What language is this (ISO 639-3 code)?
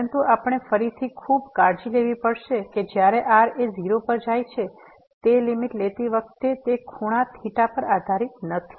guj